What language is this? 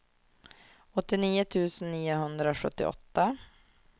Swedish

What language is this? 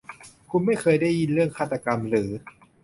Thai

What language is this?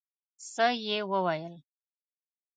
Pashto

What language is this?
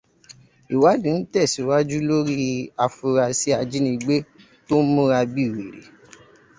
Yoruba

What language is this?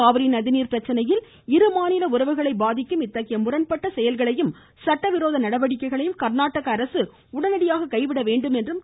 Tamil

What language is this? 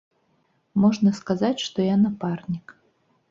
Belarusian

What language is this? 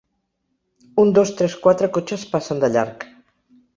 Catalan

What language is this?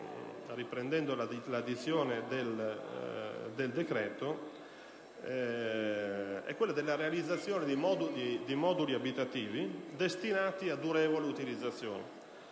Italian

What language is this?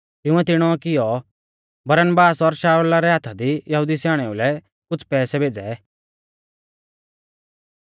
Mahasu Pahari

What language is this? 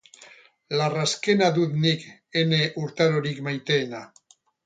Basque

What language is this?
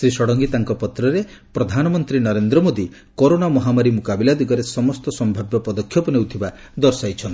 Odia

